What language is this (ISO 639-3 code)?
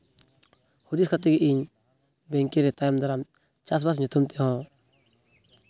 sat